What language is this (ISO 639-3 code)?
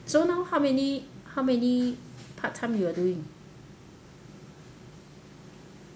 eng